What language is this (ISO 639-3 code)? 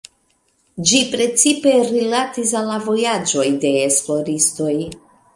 epo